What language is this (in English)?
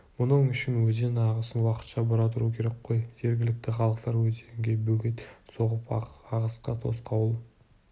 Kazakh